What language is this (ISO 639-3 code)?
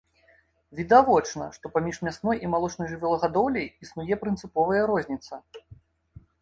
bel